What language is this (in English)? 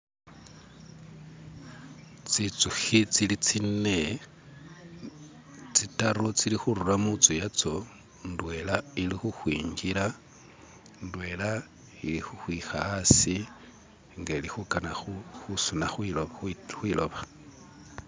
Masaaba